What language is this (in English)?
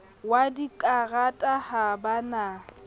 Southern Sotho